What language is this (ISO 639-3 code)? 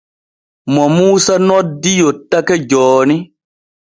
fue